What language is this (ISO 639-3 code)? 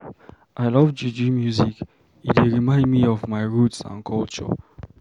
pcm